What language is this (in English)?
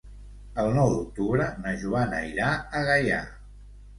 Catalan